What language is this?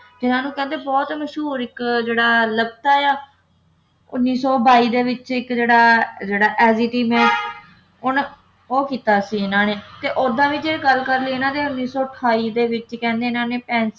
Punjabi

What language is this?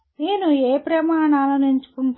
Telugu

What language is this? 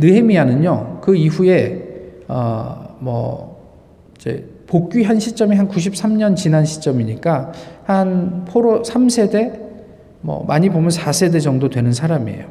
Korean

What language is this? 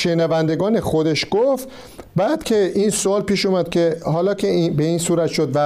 Persian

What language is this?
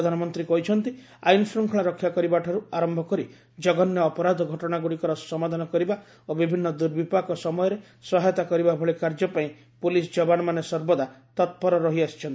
Odia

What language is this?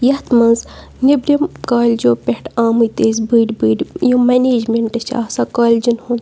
Kashmiri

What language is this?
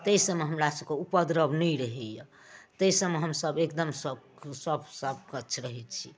Maithili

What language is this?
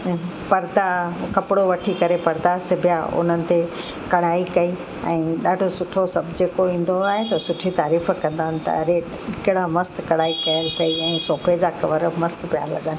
Sindhi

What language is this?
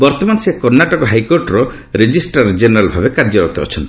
Odia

